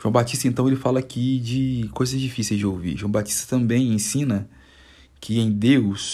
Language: Portuguese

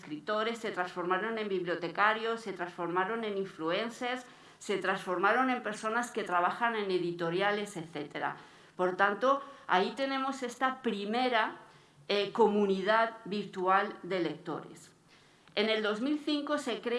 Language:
Spanish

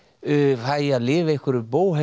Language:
Icelandic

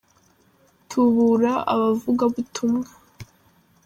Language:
Kinyarwanda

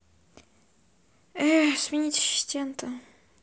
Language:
Russian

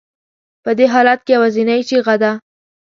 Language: Pashto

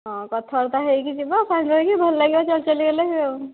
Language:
Odia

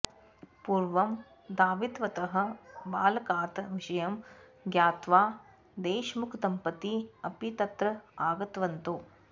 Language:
Sanskrit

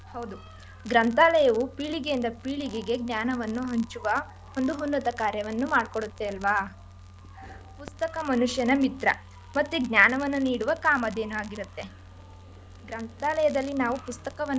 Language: Kannada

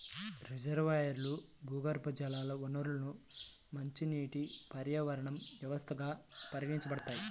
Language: Telugu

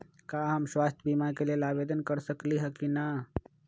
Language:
Magahi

